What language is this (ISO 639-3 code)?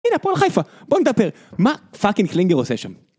heb